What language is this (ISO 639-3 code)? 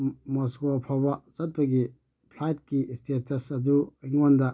mni